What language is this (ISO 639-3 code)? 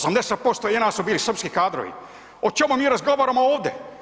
hrv